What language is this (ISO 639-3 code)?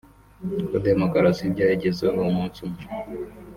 kin